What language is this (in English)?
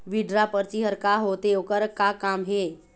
Chhattisgarhi